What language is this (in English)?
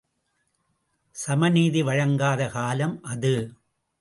Tamil